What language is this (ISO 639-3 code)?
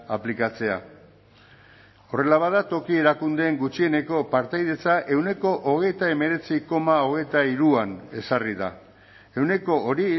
eus